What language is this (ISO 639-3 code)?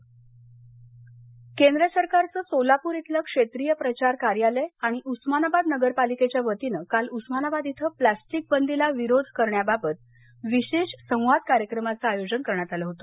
mar